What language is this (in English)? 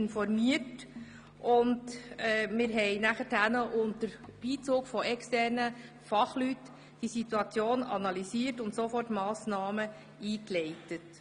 Swiss German